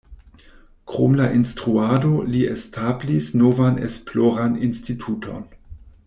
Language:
Esperanto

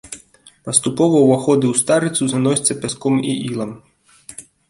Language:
Belarusian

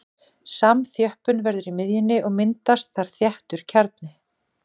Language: Icelandic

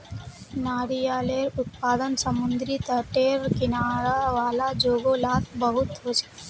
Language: Magahi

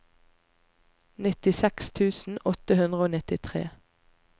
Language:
Norwegian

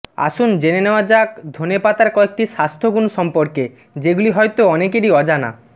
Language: Bangla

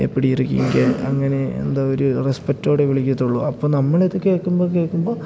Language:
Malayalam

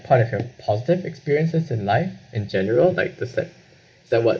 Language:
English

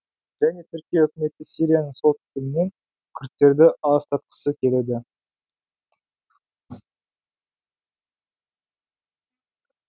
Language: Kazakh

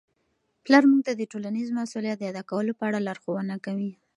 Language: Pashto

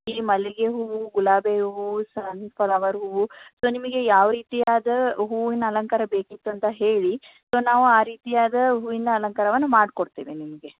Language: Kannada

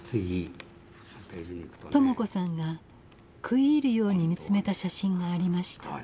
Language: Japanese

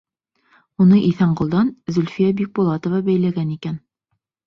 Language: Bashkir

